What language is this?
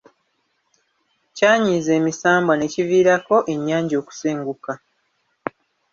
Ganda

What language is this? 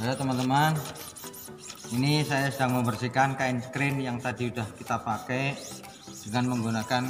Indonesian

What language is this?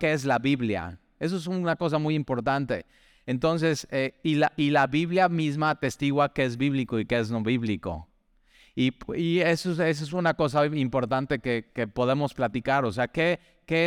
Spanish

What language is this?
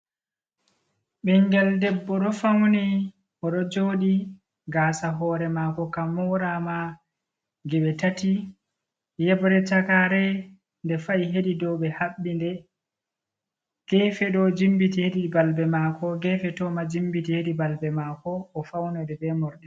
Fula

